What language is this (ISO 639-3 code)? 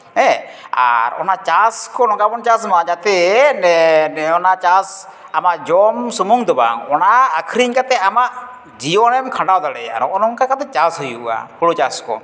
sat